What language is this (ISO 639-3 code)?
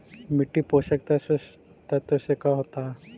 mag